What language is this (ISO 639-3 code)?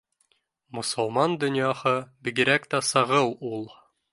bak